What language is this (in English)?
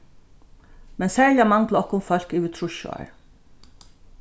Faroese